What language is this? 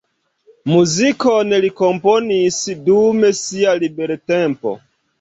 Esperanto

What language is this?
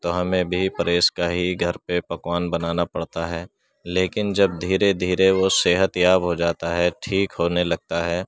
Urdu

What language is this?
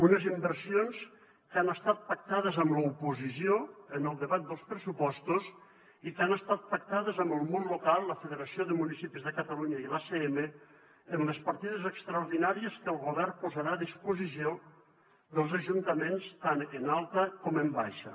Catalan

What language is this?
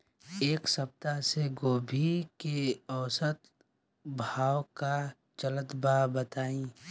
Bhojpuri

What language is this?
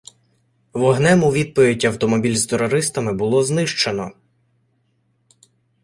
Ukrainian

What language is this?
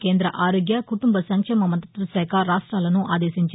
Telugu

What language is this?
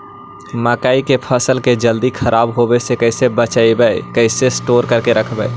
Magahi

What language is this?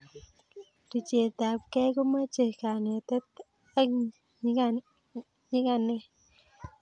Kalenjin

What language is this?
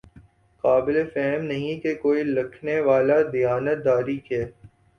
Urdu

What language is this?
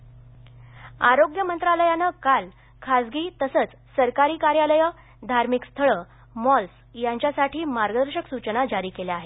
Marathi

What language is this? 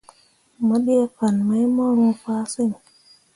Mundang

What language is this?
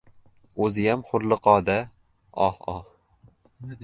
Uzbek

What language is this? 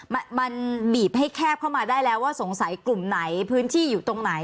Thai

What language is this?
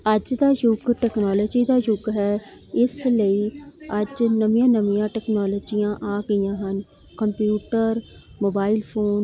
Punjabi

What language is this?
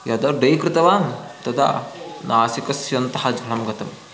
Sanskrit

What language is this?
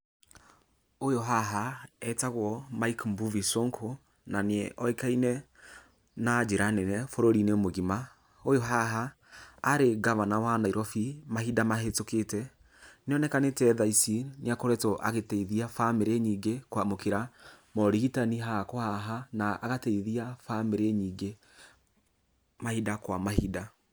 Kikuyu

